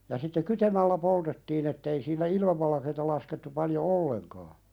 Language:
Finnish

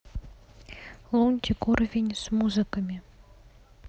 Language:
Russian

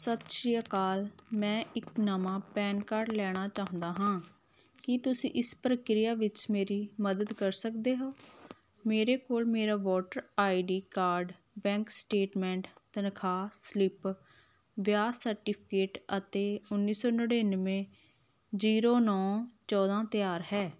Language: Punjabi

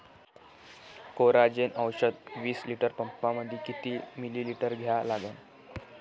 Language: Marathi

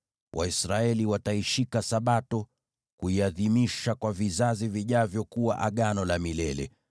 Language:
Swahili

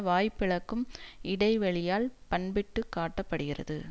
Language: Tamil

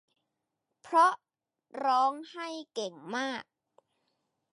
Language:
Thai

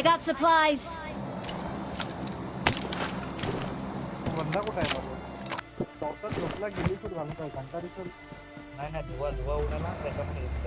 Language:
English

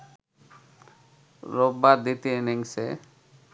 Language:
Bangla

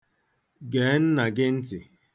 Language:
Igbo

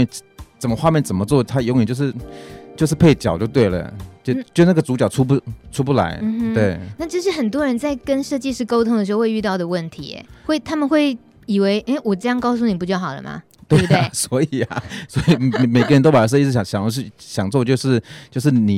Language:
Chinese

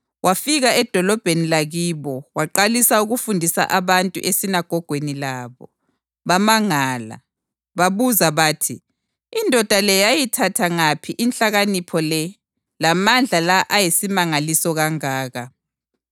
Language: North Ndebele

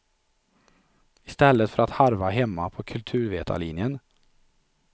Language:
Swedish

